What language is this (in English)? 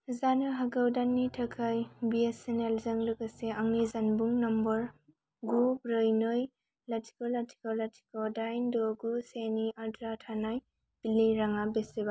Bodo